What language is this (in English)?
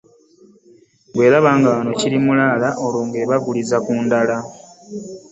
Ganda